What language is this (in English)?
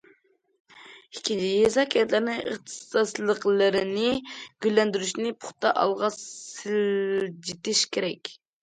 Uyghur